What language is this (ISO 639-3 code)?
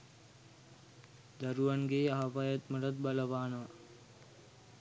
sin